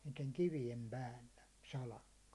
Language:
Finnish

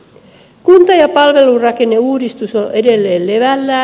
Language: Finnish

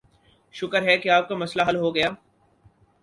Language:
Urdu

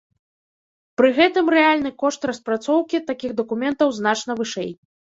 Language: Belarusian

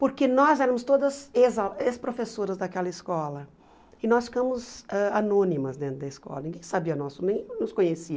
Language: Portuguese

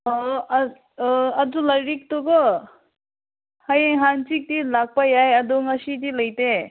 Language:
Manipuri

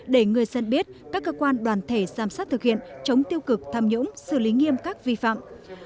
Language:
Vietnamese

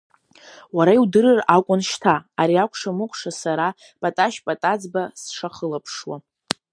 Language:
Abkhazian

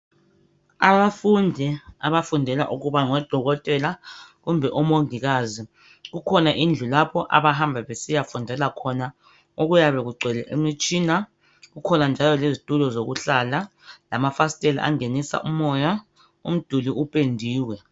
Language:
North Ndebele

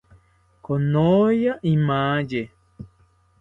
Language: South Ucayali Ashéninka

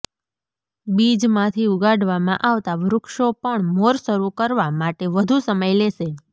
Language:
Gujarati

